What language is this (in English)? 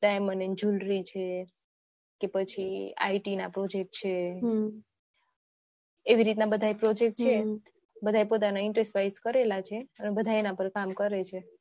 Gujarati